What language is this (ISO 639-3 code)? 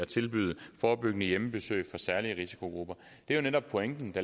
dan